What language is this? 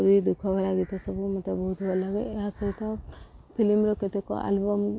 Odia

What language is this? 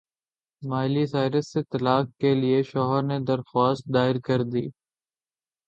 Urdu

